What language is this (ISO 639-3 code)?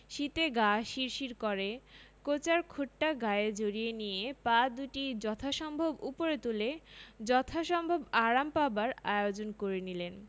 ben